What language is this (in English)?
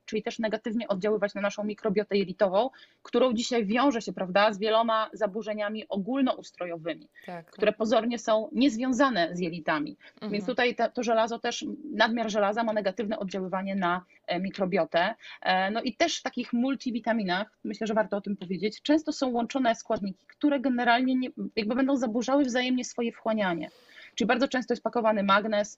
Polish